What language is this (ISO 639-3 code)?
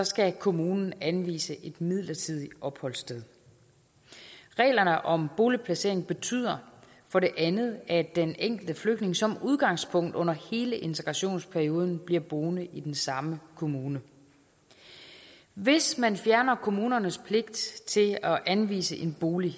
dan